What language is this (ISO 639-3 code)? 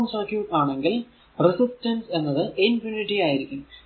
mal